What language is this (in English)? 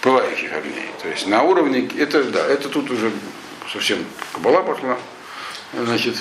Russian